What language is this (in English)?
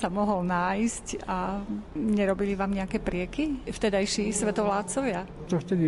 Slovak